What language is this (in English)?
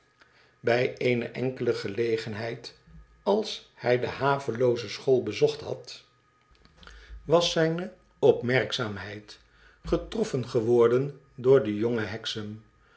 Dutch